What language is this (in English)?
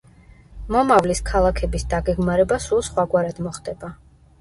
Georgian